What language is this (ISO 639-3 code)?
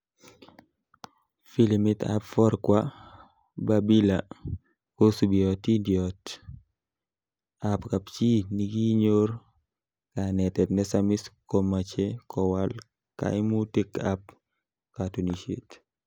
kln